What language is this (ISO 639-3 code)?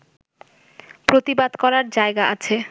ben